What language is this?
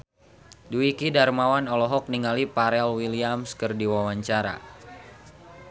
Sundanese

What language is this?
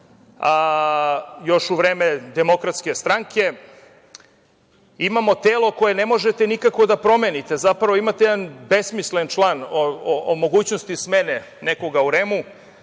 Serbian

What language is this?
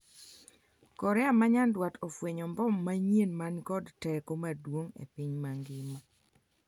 Luo (Kenya and Tanzania)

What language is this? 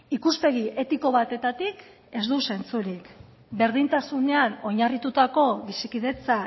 Basque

